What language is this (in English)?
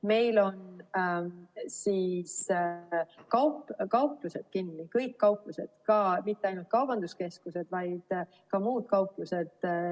Estonian